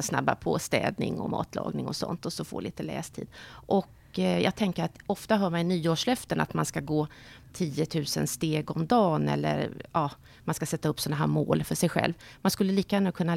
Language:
Swedish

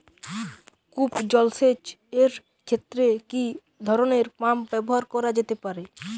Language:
Bangla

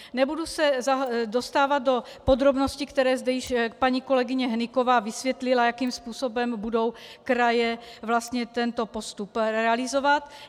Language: Czech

